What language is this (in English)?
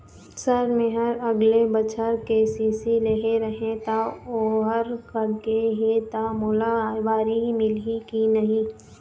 Chhattisgarhi